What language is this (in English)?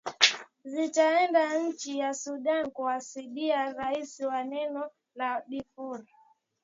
Swahili